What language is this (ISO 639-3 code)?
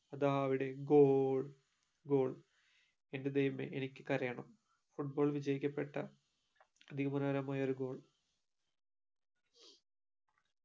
mal